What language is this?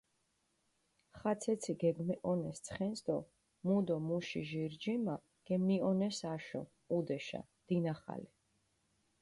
Mingrelian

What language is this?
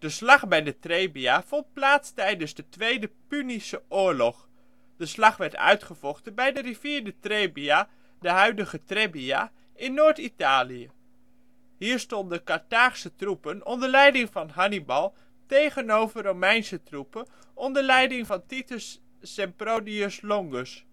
Dutch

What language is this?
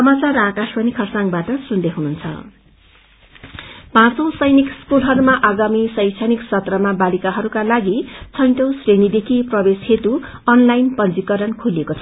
Nepali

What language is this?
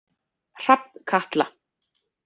Icelandic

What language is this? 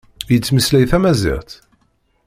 Kabyle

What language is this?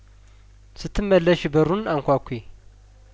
Amharic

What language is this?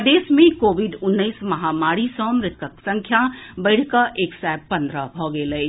Maithili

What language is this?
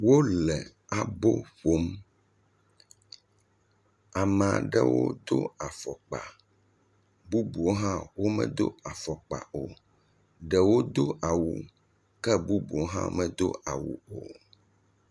Ewe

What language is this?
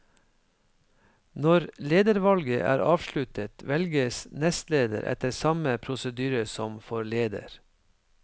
Norwegian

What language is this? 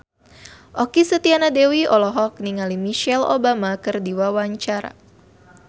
Sundanese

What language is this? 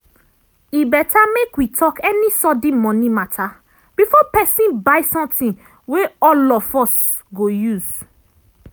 Nigerian Pidgin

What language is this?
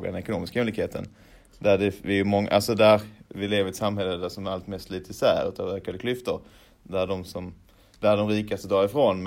Swedish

